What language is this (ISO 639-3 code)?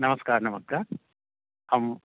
mai